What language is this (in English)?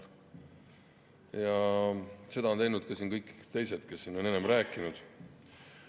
Estonian